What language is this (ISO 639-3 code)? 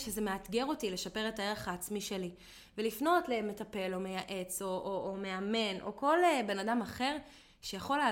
heb